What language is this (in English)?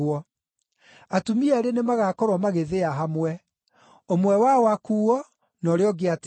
Kikuyu